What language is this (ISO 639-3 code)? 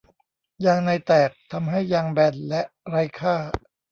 tha